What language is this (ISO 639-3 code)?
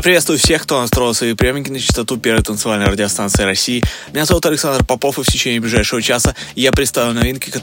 rus